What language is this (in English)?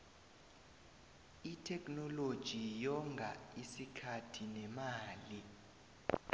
South Ndebele